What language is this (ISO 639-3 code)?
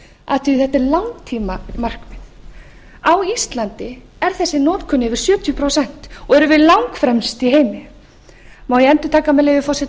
isl